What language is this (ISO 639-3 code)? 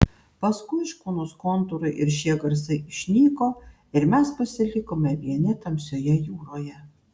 lit